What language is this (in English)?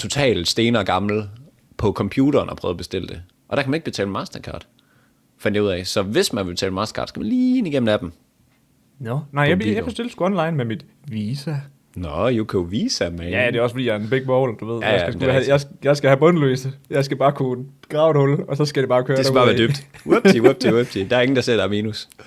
Danish